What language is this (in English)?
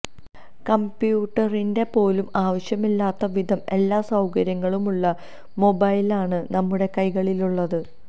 Malayalam